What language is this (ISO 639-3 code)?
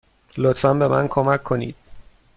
fas